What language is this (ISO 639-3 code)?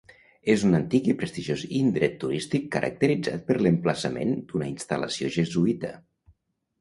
cat